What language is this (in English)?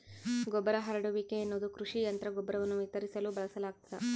Kannada